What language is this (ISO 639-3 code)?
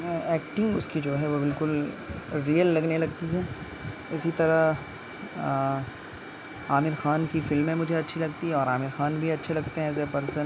urd